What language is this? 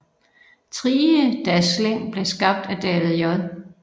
Danish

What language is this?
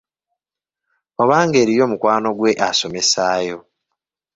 Ganda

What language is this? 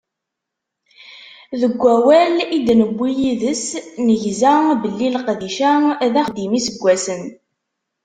Kabyle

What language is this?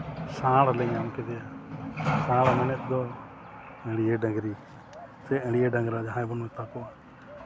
Santali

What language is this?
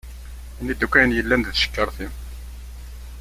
Kabyle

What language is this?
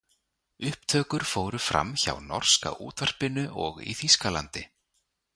Icelandic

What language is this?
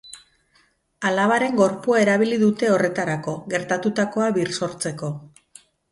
Basque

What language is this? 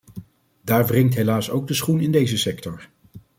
Dutch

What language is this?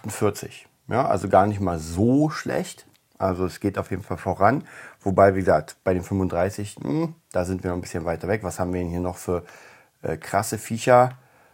German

